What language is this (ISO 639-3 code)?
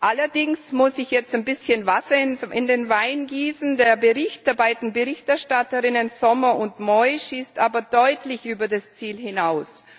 deu